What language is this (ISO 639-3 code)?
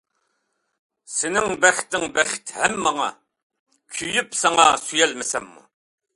uig